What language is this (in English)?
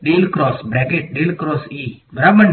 Gujarati